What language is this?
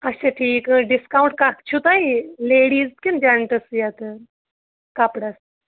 Kashmiri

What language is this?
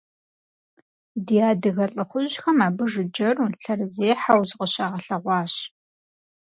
Kabardian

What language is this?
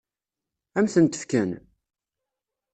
Kabyle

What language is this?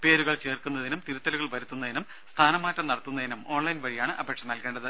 Malayalam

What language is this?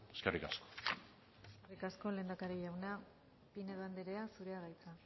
Basque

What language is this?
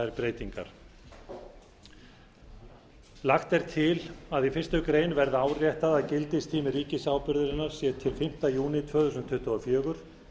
Icelandic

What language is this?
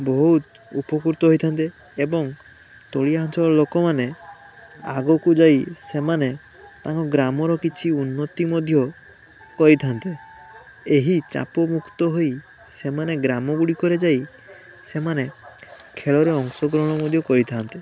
Odia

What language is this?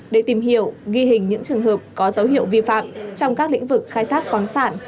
Vietnamese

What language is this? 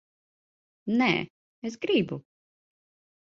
Latvian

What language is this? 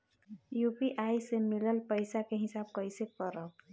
Bhojpuri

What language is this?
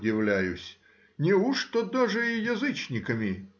Russian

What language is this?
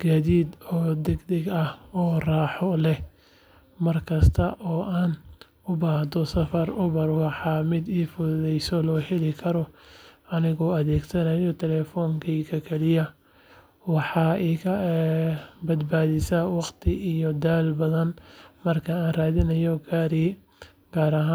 Somali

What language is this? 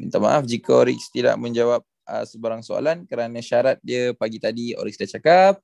Malay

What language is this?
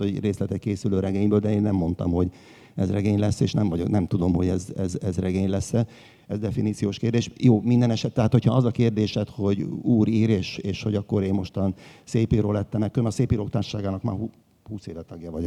Hungarian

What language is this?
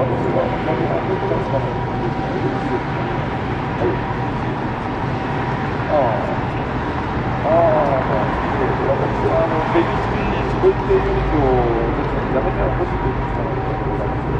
Japanese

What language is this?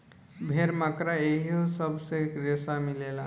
Bhojpuri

